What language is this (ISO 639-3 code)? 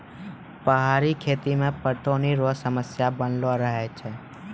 mai